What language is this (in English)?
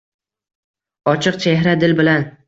Uzbek